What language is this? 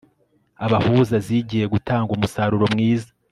Kinyarwanda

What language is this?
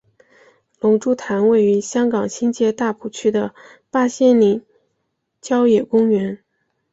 Chinese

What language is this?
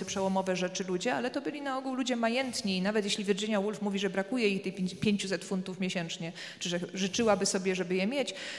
Polish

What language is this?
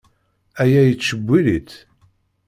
Kabyle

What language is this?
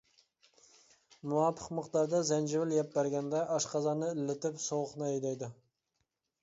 Uyghur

